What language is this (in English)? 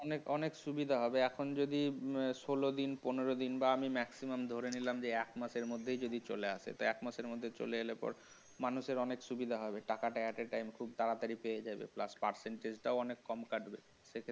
Bangla